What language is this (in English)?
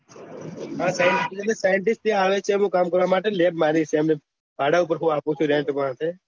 Gujarati